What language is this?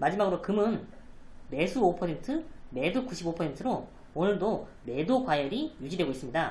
Korean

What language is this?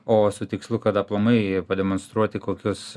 Lithuanian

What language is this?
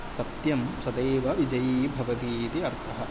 Sanskrit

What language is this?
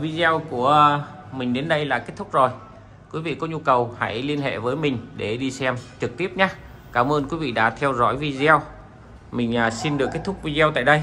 Vietnamese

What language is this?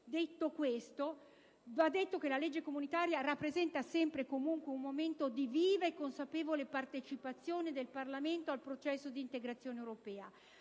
Italian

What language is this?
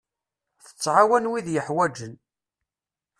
Kabyle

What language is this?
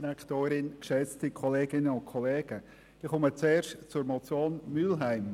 Swiss German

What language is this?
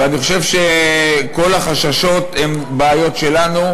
Hebrew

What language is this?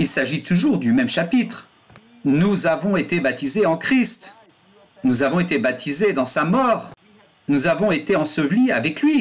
French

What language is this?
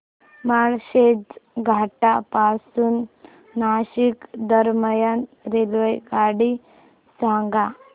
Marathi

